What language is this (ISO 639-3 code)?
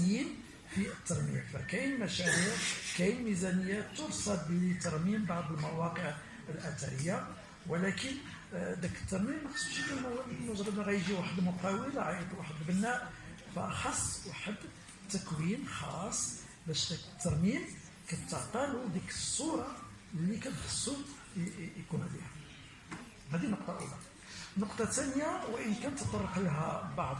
ara